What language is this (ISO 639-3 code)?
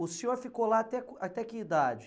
por